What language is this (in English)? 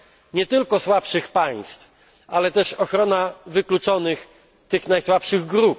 Polish